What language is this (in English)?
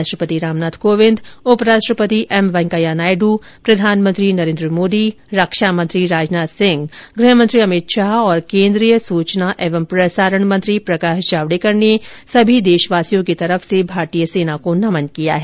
Hindi